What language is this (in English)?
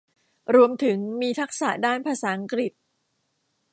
Thai